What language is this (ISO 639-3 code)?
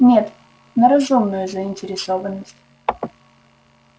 rus